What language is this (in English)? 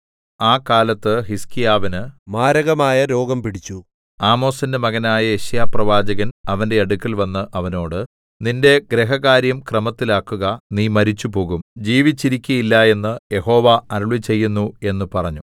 Malayalam